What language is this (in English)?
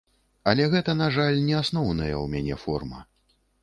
Belarusian